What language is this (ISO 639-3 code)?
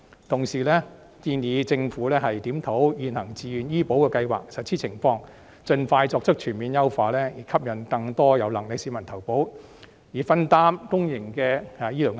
yue